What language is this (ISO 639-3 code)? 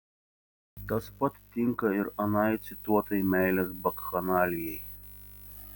lit